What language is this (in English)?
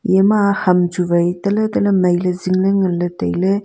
Wancho Naga